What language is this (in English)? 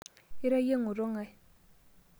Masai